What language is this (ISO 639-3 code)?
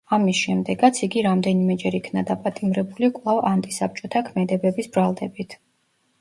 kat